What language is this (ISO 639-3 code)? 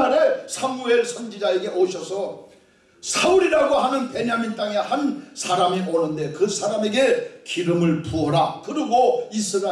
kor